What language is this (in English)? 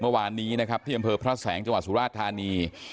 Thai